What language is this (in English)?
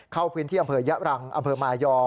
Thai